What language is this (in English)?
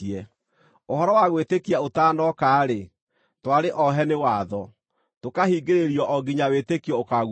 Kikuyu